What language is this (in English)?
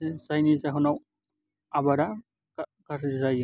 Bodo